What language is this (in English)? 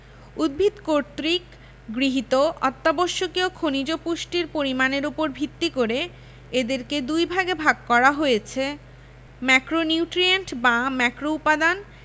Bangla